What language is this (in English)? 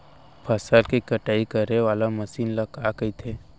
Chhattisgarhi